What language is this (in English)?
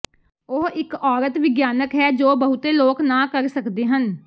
Punjabi